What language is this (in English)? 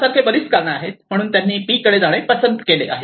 Marathi